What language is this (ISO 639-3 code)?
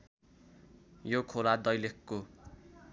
nep